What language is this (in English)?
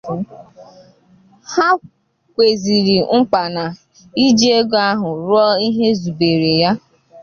Igbo